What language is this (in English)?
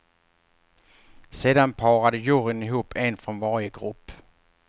Swedish